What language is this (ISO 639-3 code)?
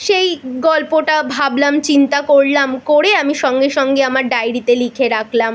ben